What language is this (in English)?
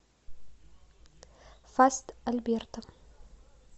Russian